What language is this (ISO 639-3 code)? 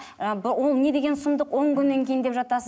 kaz